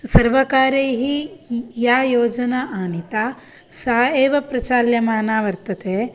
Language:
Sanskrit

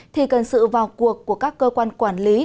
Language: Vietnamese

